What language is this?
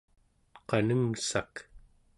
Central Yupik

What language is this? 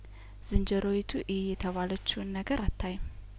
Amharic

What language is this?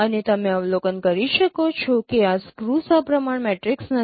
Gujarati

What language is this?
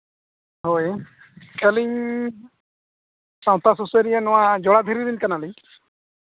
Santali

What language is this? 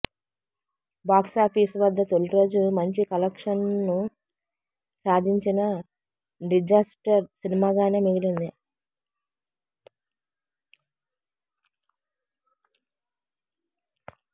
Telugu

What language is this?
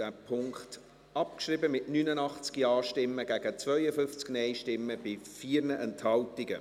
Swiss German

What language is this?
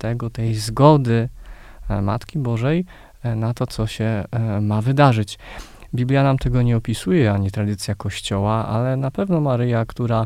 Polish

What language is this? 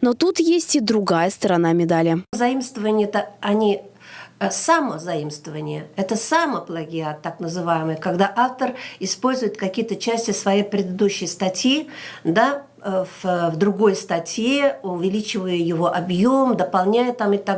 Russian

